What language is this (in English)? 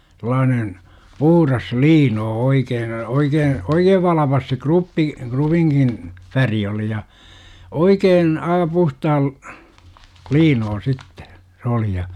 Finnish